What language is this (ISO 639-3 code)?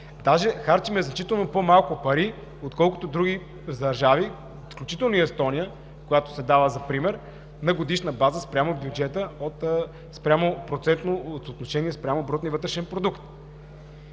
bul